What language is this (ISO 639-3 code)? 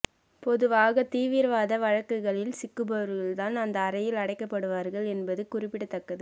tam